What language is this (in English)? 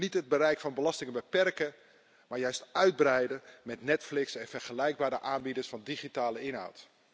Dutch